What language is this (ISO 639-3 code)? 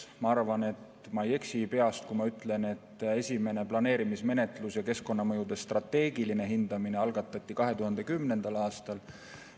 est